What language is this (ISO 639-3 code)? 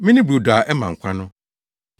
aka